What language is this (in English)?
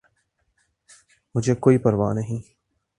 Urdu